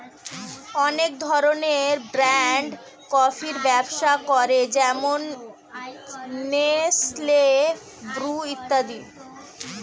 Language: Bangla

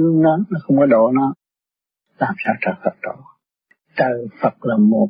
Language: Vietnamese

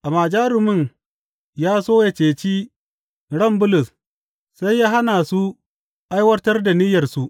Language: Hausa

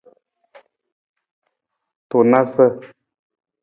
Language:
Nawdm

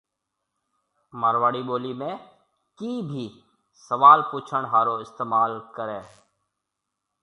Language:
Marwari (Pakistan)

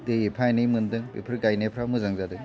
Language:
Bodo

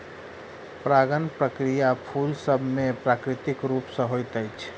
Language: Maithili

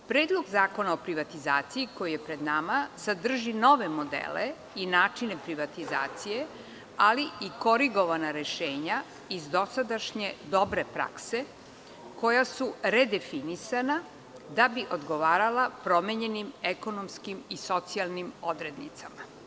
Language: Serbian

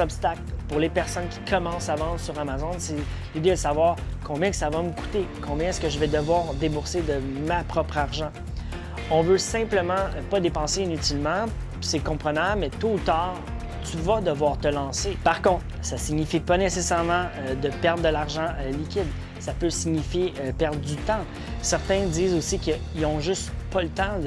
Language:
French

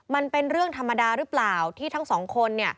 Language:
Thai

